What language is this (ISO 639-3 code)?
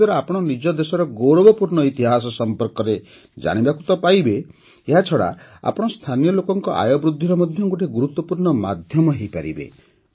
ori